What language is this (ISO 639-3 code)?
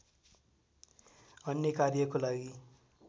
nep